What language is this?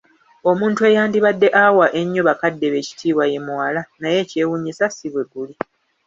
Ganda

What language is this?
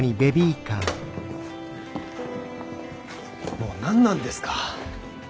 Japanese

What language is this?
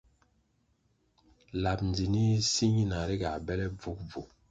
Kwasio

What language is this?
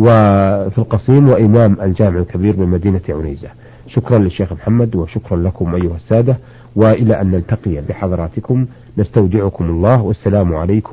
Arabic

